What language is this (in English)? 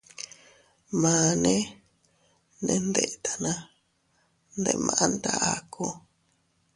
Teutila Cuicatec